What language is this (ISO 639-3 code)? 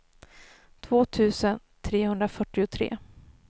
swe